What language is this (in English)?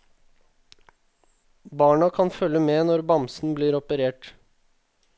Norwegian